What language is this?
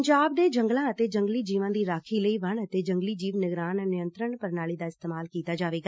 Punjabi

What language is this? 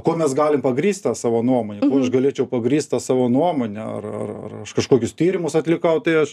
Lithuanian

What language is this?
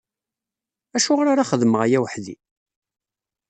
Kabyle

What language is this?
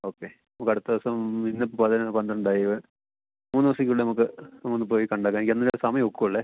Malayalam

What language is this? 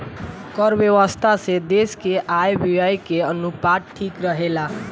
Bhojpuri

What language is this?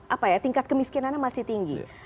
Indonesian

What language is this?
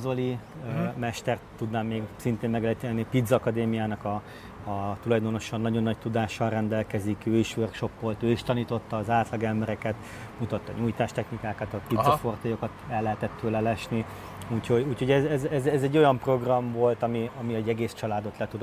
Hungarian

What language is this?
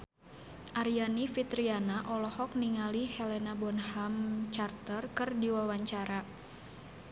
Sundanese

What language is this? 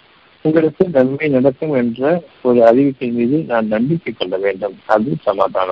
Tamil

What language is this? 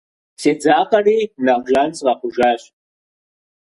Kabardian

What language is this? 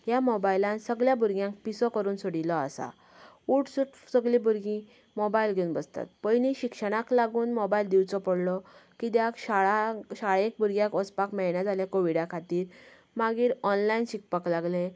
Konkani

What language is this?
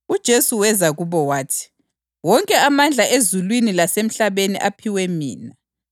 North Ndebele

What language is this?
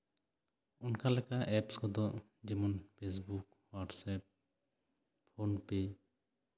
Santali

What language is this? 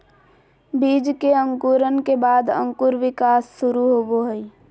Magahi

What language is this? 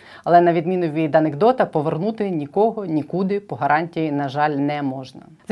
Ukrainian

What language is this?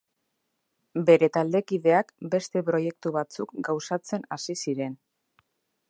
Basque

